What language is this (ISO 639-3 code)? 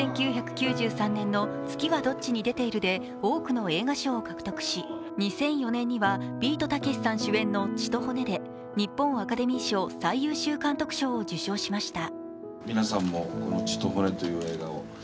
jpn